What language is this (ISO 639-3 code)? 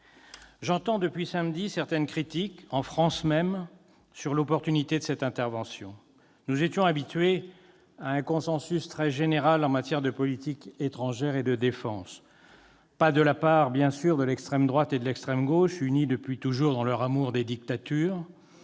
fra